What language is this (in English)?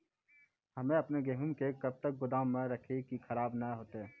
Maithili